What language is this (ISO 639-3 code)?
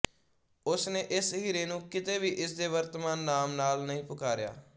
pan